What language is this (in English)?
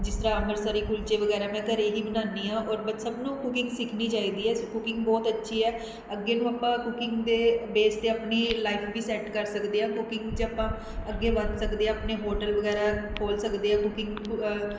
Punjabi